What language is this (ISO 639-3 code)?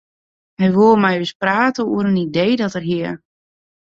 fry